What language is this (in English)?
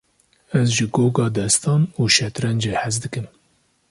Kurdish